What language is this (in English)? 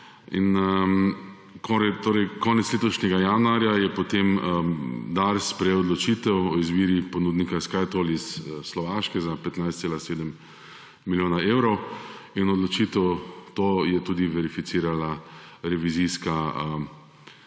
Slovenian